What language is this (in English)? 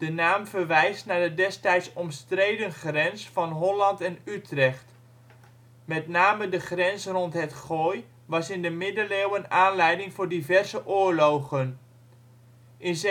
Dutch